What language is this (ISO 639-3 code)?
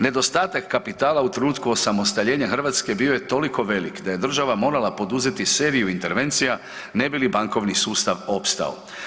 hrv